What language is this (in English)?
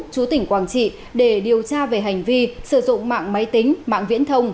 Vietnamese